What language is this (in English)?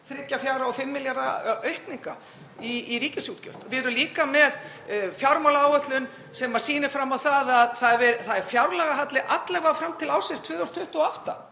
Icelandic